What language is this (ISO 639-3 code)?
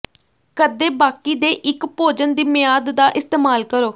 pan